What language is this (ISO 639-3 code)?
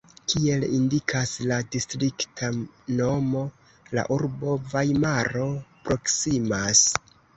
epo